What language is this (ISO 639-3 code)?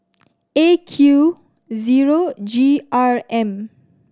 eng